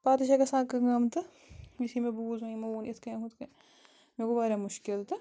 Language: Kashmiri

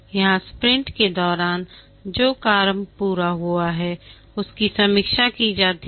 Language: Hindi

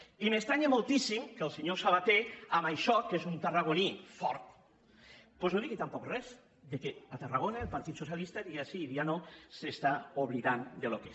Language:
Catalan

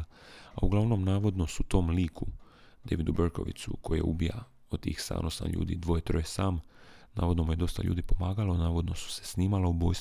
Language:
Croatian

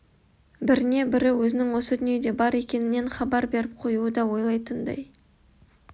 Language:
Kazakh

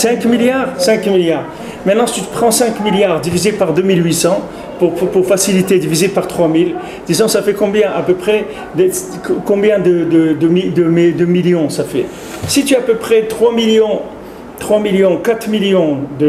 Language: French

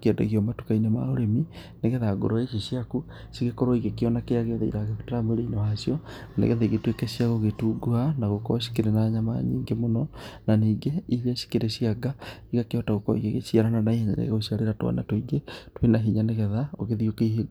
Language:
Kikuyu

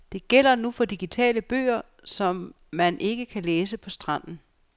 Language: Danish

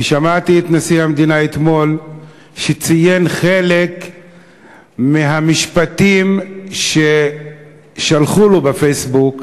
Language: Hebrew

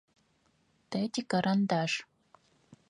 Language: Adyghe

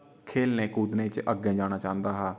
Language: Dogri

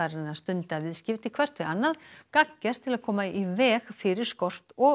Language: Icelandic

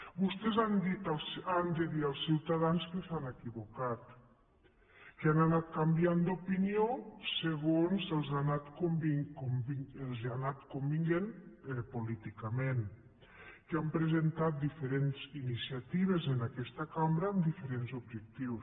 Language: Catalan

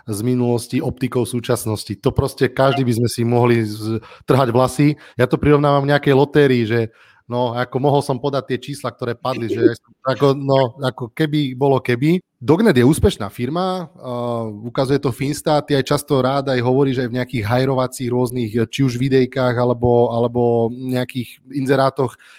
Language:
Slovak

